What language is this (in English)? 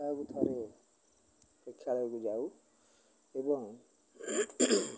Odia